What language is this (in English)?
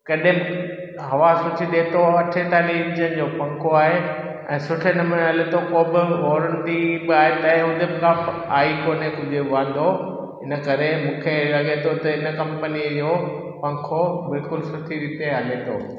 Sindhi